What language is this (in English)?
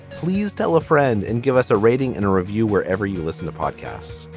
English